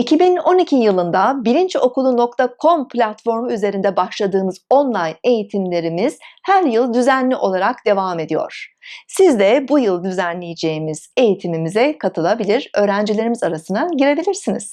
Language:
Turkish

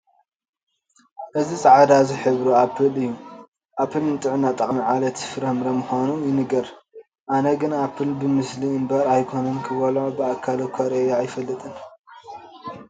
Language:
Tigrinya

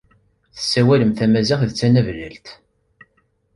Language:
Kabyle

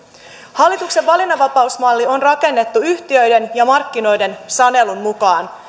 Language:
Finnish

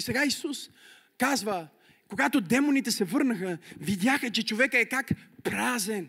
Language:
Bulgarian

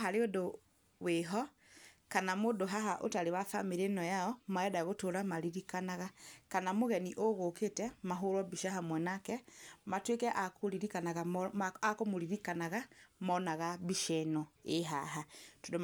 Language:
Kikuyu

